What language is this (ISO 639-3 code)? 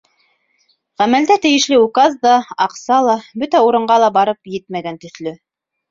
bak